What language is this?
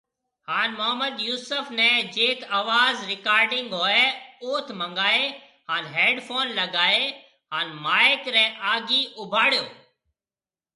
Marwari (Pakistan)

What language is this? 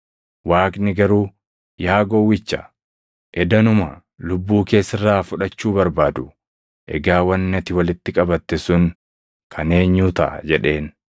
Oromo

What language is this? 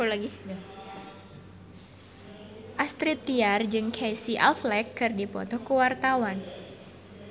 Sundanese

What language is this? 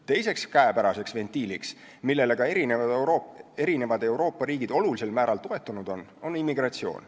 Estonian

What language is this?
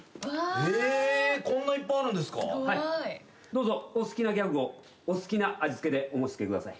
Japanese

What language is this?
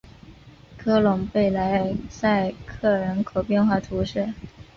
Chinese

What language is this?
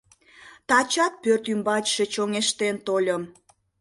Mari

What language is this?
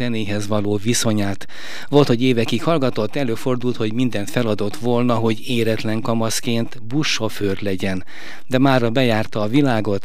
Hungarian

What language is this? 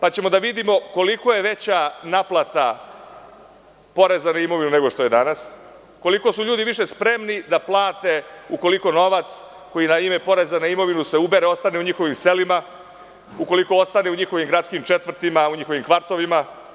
Serbian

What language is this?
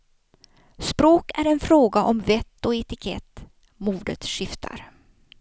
Swedish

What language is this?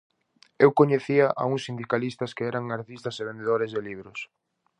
Galician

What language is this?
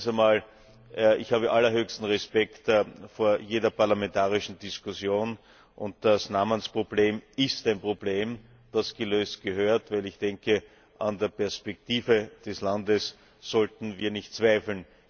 German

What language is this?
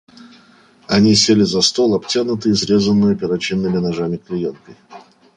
Russian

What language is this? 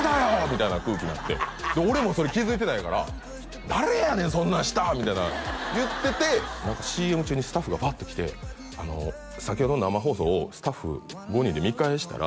Japanese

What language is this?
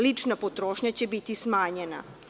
Serbian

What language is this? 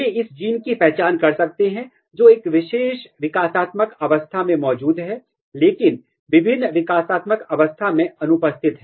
Hindi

